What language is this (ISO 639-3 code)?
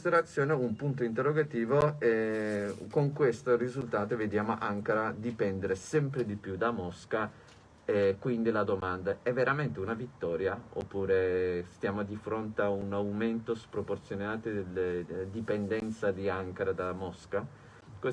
ita